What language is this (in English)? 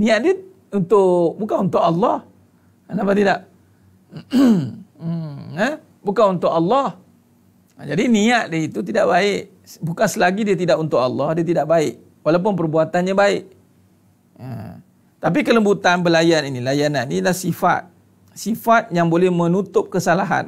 Malay